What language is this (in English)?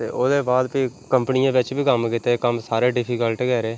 Dogri